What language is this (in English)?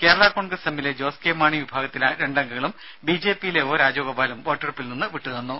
Malayalam